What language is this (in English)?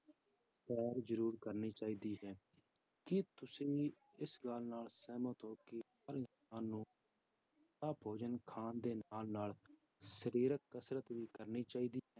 Punjabi